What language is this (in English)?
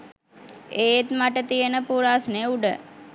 Sinhala